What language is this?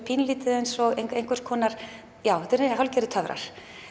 Icelandic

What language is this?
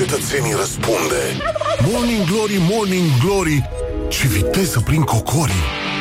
Romanian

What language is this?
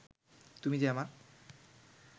Bangla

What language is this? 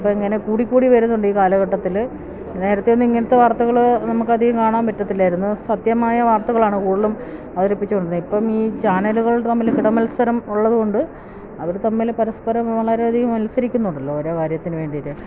Malayalam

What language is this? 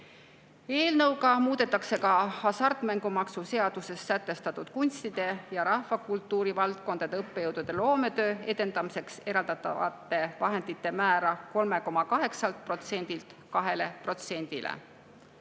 Estonian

